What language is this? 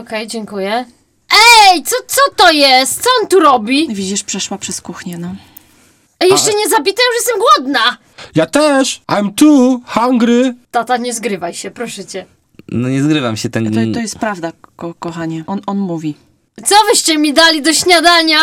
Polish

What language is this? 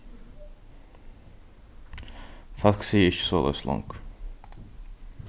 Faroese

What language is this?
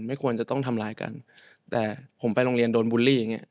Thai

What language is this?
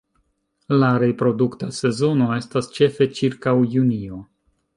Esperanto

